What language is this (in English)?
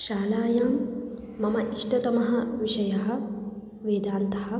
Sanskrit